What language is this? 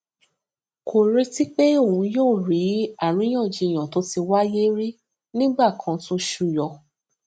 Yoruba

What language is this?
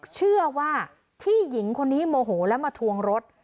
Thai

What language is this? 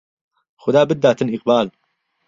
Central Kurdish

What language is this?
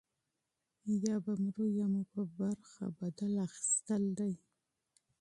Pashto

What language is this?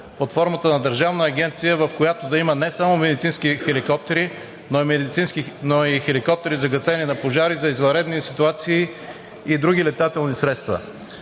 Bulgarian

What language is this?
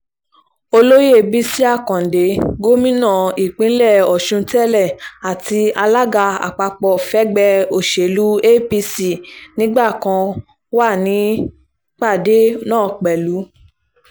Yoruba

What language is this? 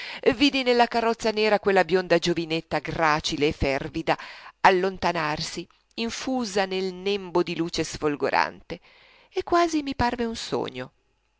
Italian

